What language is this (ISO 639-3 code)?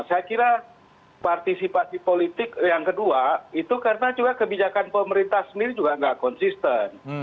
ind